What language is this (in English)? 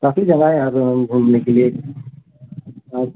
Hindi